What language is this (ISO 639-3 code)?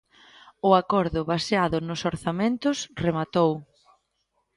glg